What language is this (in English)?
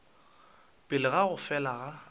Northern Sotho